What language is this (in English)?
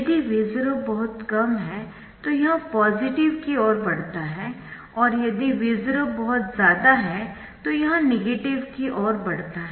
Hindi